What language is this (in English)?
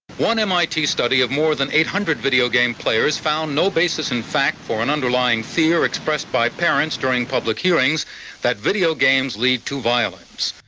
English